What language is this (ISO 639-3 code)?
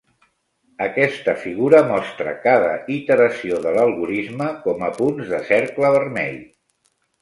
cat